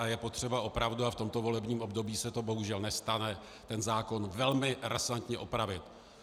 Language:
Czech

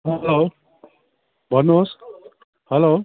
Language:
Nepali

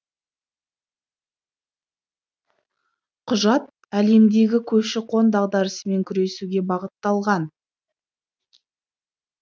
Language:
Kazakh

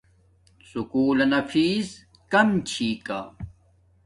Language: Domaaki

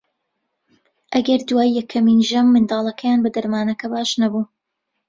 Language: Central Kurdish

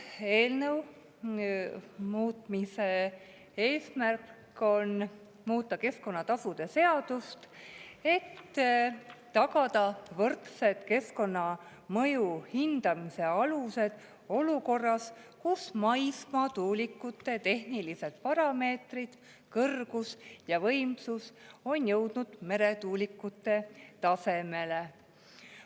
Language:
Estonian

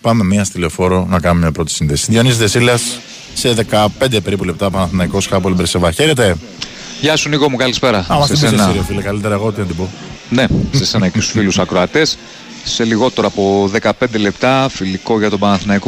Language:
Greek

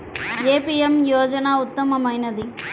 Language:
Telugu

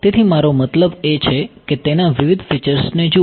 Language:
Gujarati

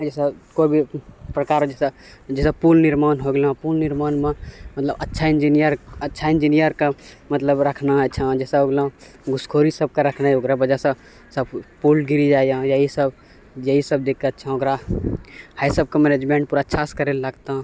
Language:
Maithili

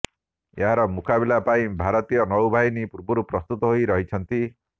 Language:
Odia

